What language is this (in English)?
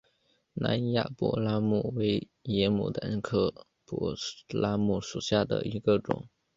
Chinese